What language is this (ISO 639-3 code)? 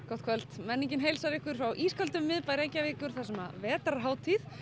isl